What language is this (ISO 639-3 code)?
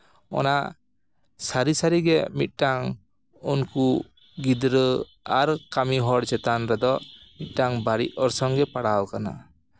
sat